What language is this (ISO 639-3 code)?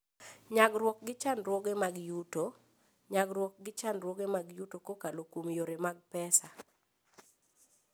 luo